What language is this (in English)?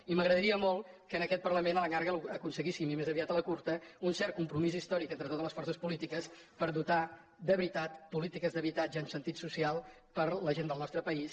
Catalan